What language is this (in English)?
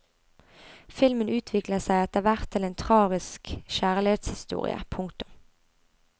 Norwegian